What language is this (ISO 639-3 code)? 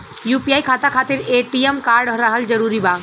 bho